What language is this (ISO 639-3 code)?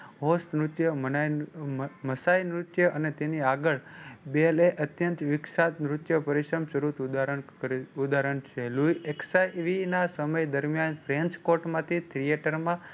guj